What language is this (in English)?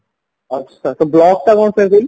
Odia